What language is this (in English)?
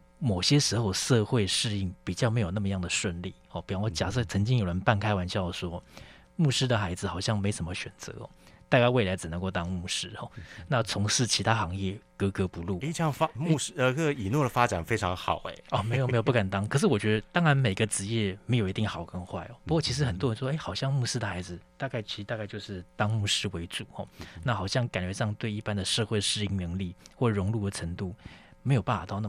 Chinese